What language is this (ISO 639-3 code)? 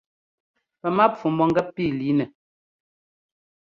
jgo